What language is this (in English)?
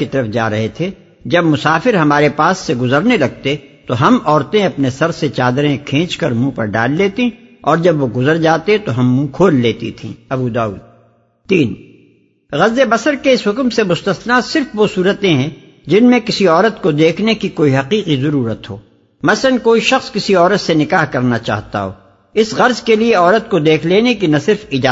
Urdu